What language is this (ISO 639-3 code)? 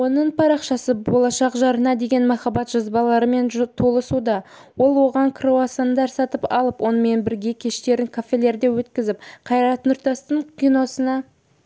kaz